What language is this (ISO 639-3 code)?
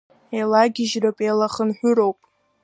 abk